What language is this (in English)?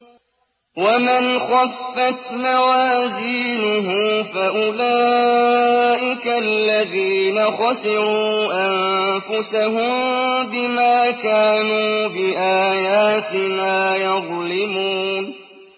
Arabic